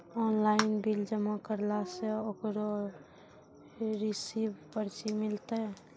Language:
Maithili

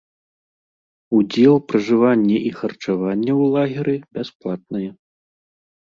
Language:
Belarusian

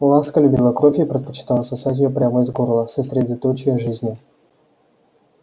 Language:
Russian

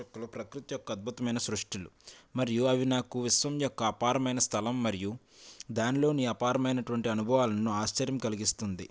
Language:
Telugu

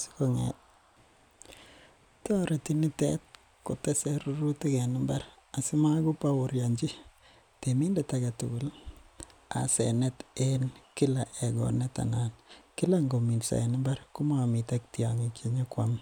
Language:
Kalenjin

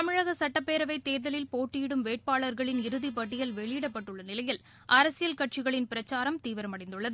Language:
Tamil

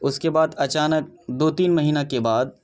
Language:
Urdu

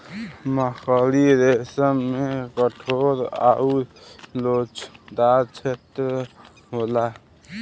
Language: Bhojpuri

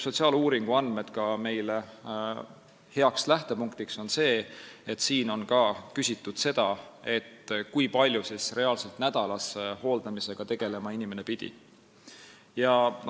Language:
Estonian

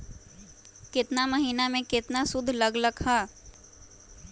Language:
Magahi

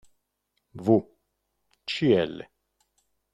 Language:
Italian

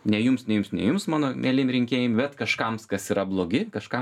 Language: Lithuanian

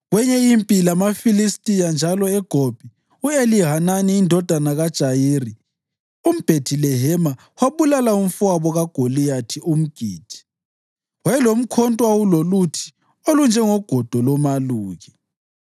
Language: North Ndebele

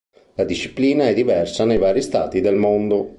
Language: Italian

